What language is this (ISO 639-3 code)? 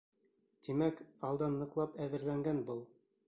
bak